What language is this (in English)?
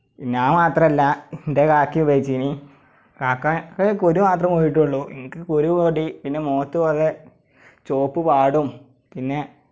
Malayalam